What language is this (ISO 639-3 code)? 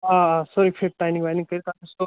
kas